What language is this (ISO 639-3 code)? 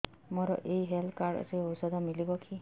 ori